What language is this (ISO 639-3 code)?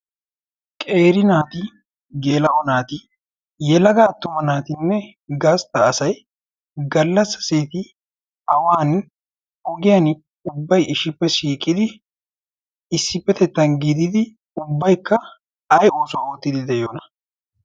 wal